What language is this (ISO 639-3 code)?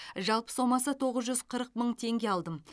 kaz